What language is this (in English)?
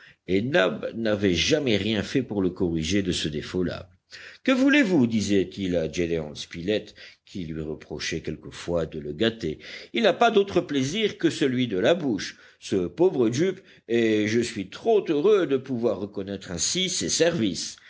French